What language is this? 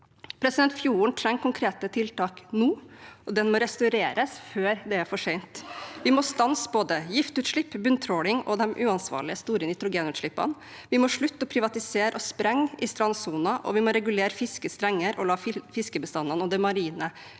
Norwegian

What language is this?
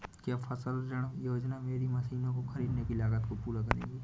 Hindi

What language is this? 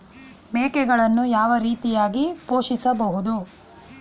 Kannada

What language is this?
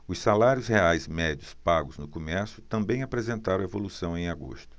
Portuguese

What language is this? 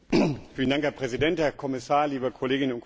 German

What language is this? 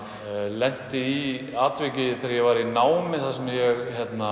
Icelandic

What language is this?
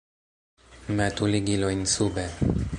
Esperanto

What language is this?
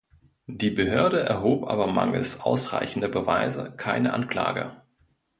German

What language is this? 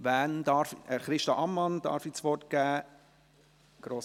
Swiss German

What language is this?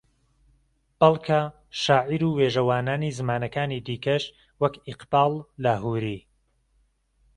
Central Kurdish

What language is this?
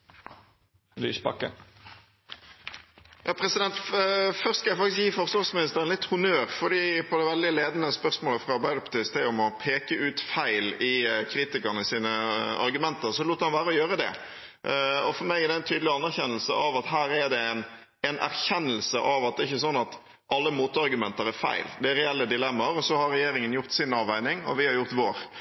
Norwegian Bokmål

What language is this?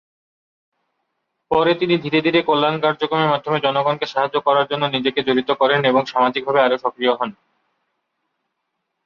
Bangla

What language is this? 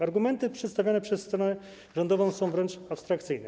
Polish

